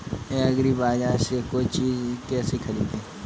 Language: Hindi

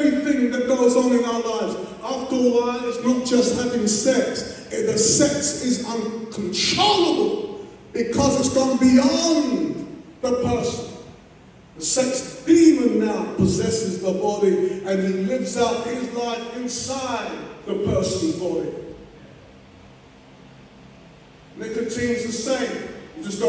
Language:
English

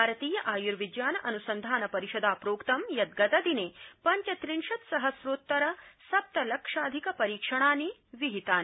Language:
Sanskrit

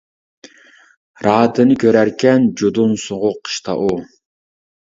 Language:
Uyghur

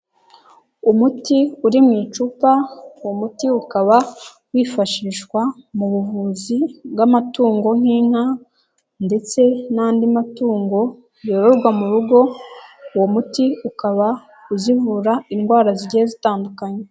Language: Kinyarwanda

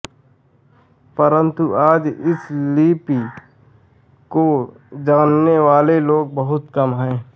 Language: Hindi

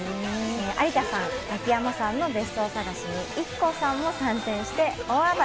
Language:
Japanese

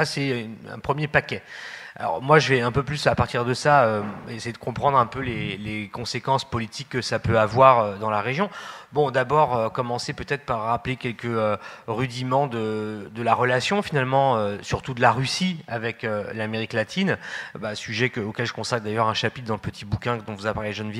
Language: French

